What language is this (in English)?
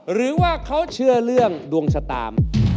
Thai